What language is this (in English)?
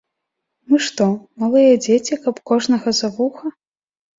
Belarusian